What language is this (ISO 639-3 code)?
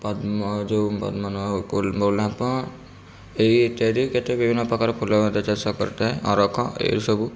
ori